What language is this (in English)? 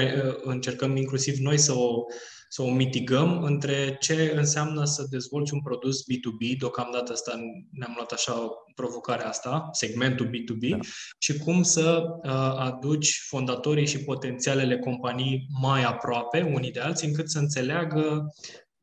Romanian